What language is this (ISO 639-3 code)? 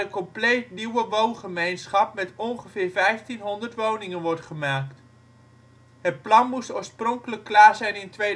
nld